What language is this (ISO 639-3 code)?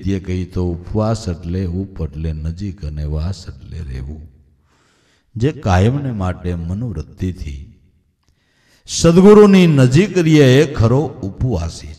hin